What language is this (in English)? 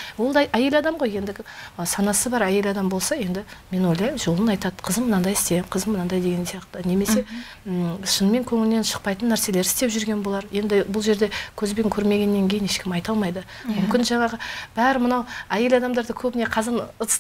Russian